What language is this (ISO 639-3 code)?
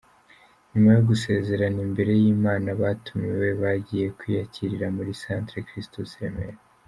kin